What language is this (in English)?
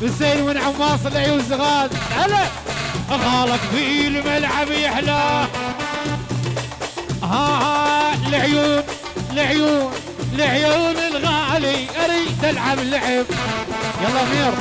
Arabic